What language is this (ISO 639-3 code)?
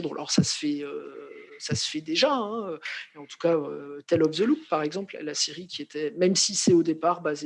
fra